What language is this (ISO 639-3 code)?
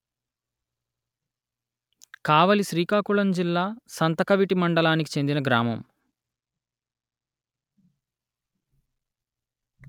tel